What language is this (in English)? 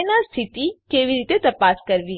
Gujarati